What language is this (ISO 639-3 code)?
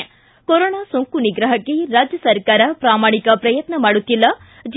kan